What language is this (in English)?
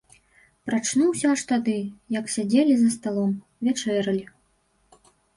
Belarusian